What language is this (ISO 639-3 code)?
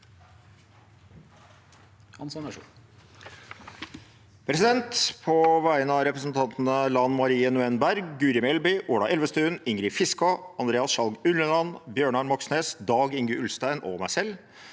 nor